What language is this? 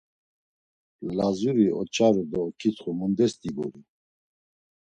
Laz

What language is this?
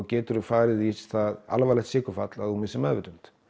Icelandic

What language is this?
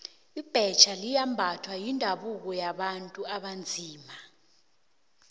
South Ndebele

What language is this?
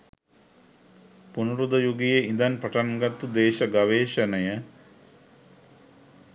Sinhala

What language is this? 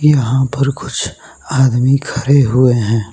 Hindi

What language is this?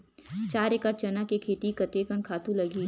Chhattisgarhi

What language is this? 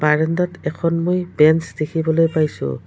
Assamese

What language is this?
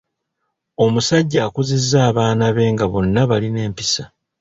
Ganda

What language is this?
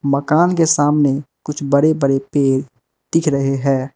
Hindi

